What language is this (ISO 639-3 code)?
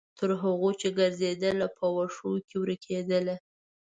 pus